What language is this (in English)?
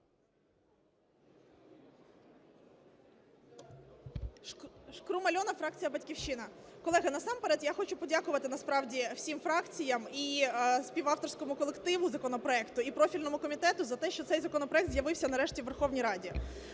Ukrainian